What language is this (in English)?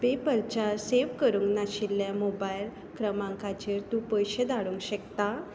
Konkani